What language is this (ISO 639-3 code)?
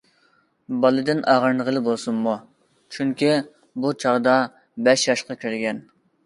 uig